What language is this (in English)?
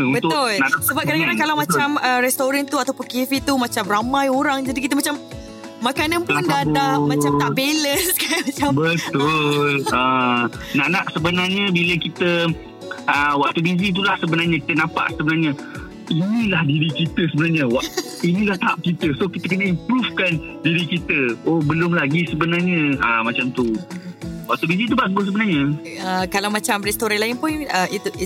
Malay